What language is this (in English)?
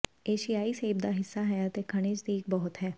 Punjabi